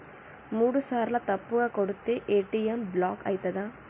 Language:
Telugu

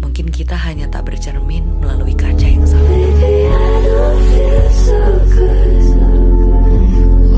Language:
Indonesian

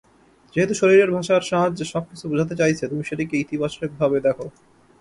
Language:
Bangla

